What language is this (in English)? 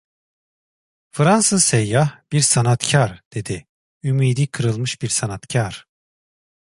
Turkish